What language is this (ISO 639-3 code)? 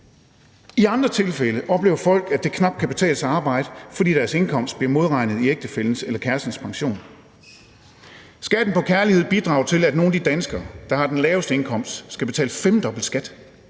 dan